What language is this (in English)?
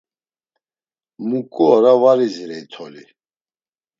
Laz